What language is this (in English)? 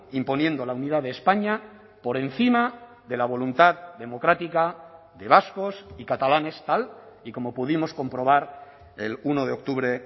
Spanish